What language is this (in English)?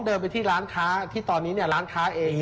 Thai